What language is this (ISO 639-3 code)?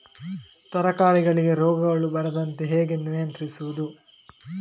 kan